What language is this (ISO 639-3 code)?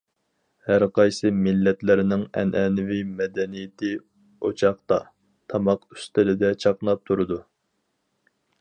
uig